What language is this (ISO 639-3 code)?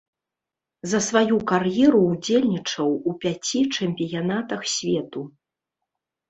bel